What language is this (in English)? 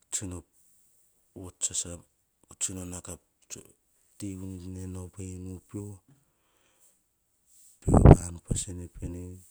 Hahon